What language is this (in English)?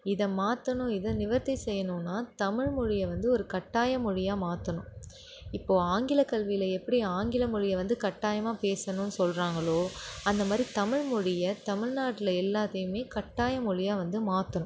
Tamil